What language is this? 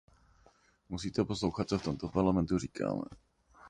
Czech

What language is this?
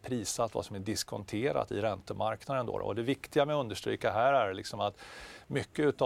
Swedish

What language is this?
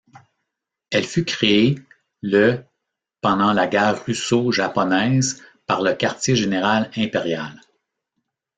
French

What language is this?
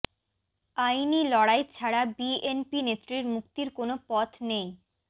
Bangla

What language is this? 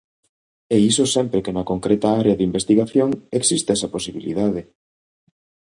Galician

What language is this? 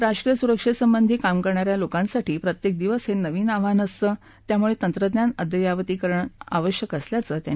Marathi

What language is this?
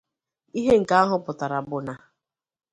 Igbo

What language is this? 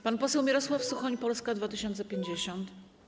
Polish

